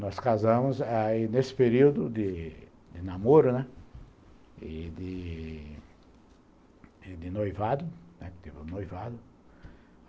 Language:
Portuguese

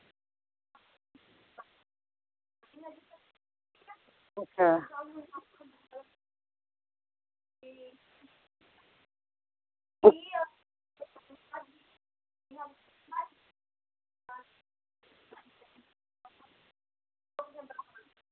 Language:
Dogri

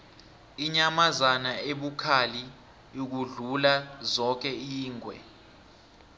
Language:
South Ndebele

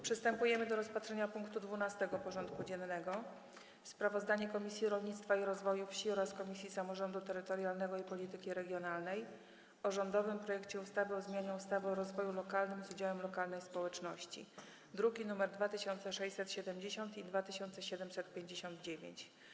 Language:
Polish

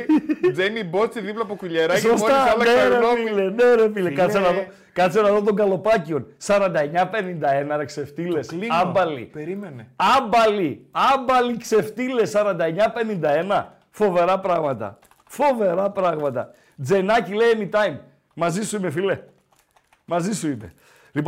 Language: Greek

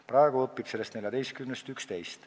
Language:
Estonian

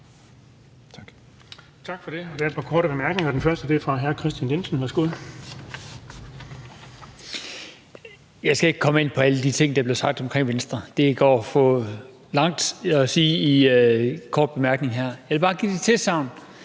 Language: Danish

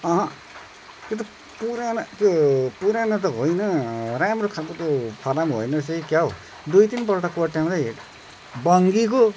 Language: Nepali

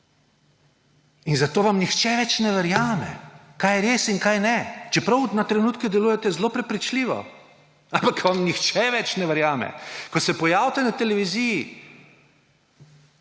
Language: Slovenian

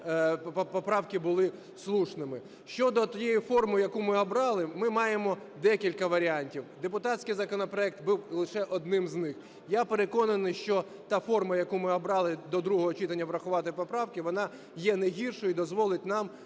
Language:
Ukrainian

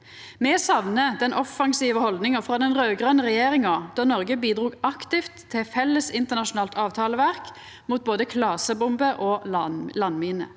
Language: Norwegian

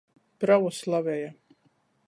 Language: Latgalian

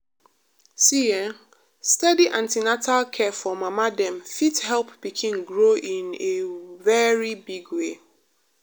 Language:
Nigerian Pidgin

